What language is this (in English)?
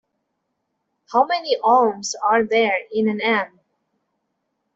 English